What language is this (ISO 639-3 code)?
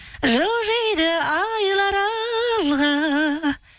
kaz